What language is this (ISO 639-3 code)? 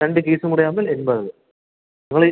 mal